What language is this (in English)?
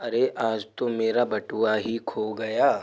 Hindi